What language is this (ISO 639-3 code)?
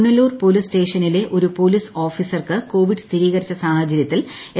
mal